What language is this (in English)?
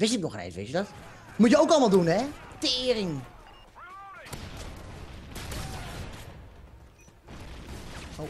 Dutch